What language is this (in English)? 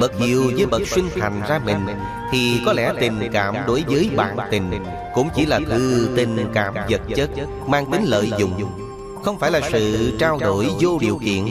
Vietnamese